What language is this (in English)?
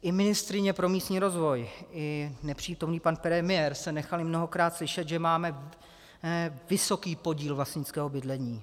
Czech